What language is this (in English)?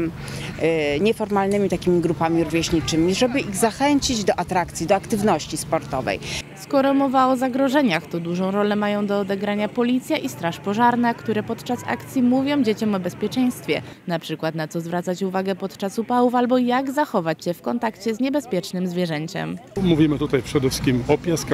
Polish